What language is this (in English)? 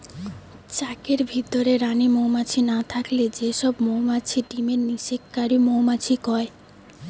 Bangla